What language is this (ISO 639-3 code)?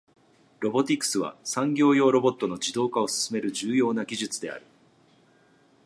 jpn